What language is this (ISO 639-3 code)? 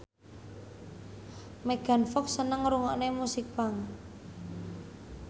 jav